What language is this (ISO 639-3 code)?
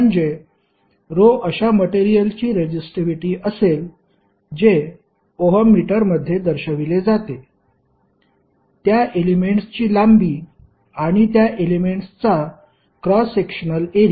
mar